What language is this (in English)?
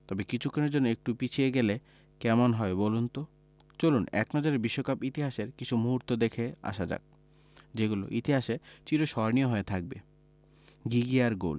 Bangla